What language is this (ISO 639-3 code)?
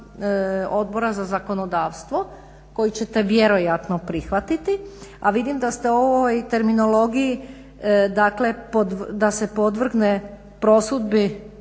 hrv